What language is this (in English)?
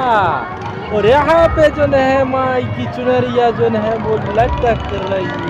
Hindi